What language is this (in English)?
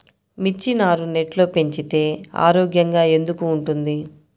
Telugu